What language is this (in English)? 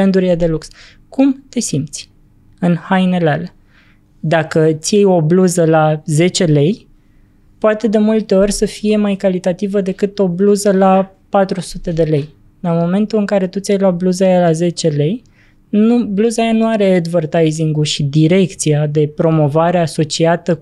Romanian